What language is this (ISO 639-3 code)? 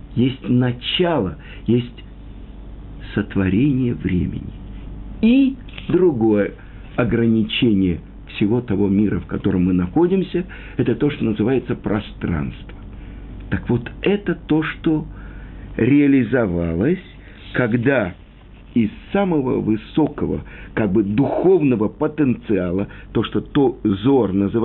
rus